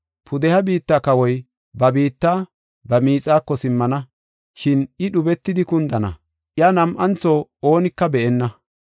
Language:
Gofa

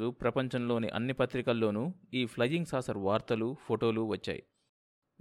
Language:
Telugu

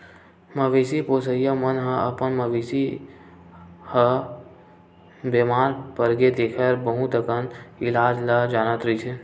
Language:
Chhattisgarhi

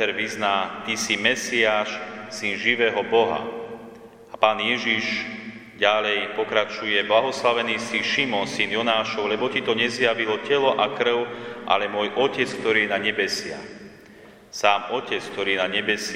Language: Slovak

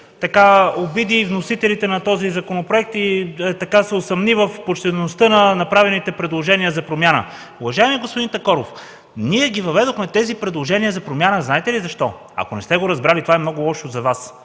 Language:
Bulgarian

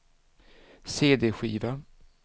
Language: Swedish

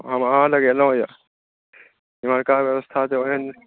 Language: Maithili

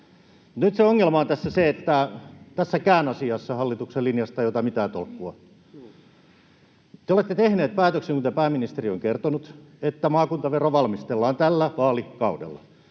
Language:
Finnish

